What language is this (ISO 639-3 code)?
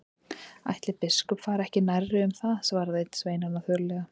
isl